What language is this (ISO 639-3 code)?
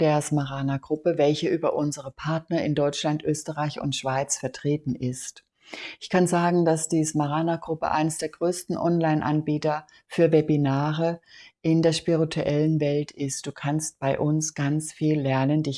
deu